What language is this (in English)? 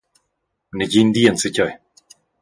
Romansh